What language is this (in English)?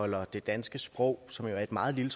Danish